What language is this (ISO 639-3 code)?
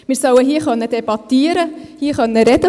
gsw